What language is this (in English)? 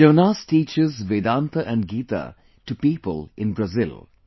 English